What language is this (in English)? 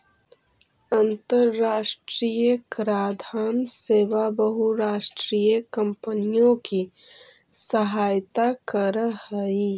Magahi